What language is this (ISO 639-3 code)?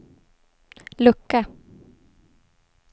swe